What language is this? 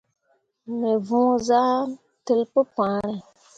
Mundang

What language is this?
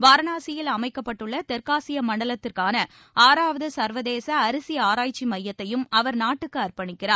Tamil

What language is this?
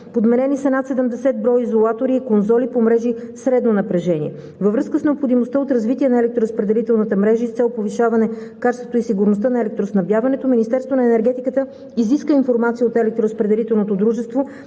Bulgarian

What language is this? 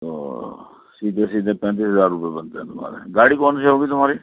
Urdu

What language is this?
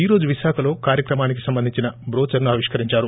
Telugu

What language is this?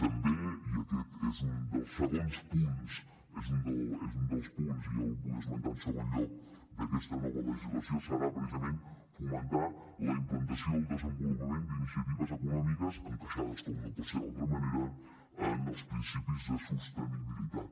Catalan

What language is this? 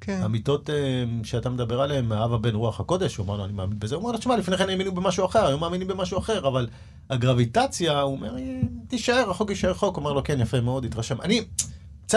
Hebrew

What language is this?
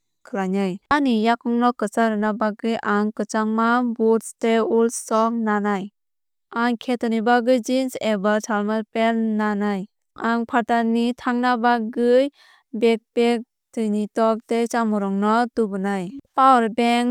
Kok Borok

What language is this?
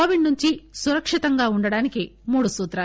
Telugu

